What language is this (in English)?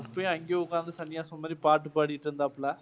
Tamil